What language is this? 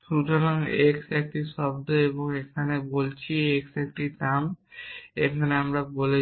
Bangla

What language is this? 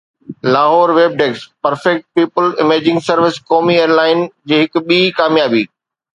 Sindhi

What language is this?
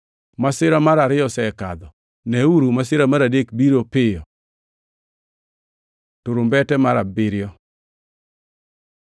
Luo (Kenya and Tanzania)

